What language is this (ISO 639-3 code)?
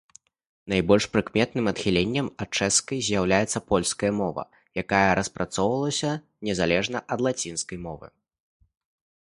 bel